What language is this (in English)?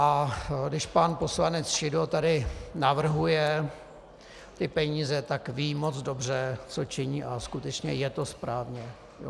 Czech